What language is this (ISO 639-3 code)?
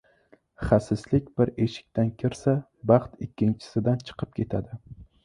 uzb